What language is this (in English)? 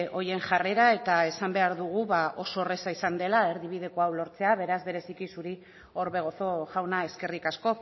Basque